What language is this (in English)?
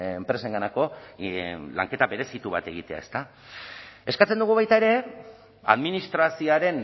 Basque